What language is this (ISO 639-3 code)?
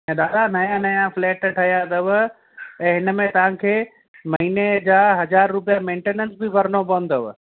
snd